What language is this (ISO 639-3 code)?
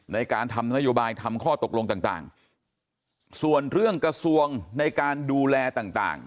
tha